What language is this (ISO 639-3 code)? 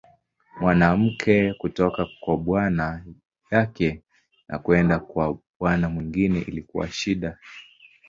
swa